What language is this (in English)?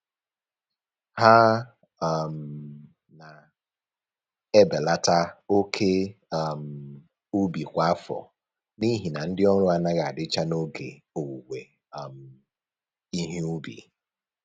Igbo